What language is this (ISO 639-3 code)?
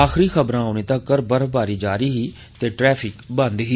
doi